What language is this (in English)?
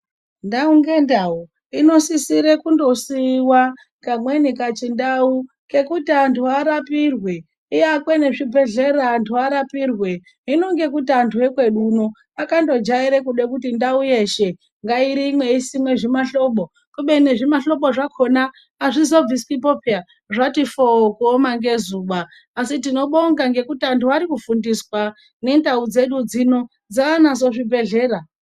Ndau